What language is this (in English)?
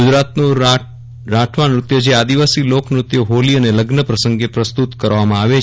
Gujarati